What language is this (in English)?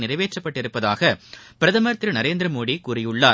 Tamil